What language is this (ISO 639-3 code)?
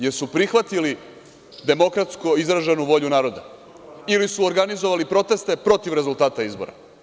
srp